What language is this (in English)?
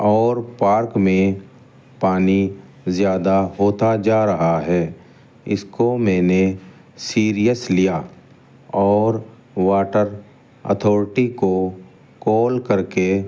Urdu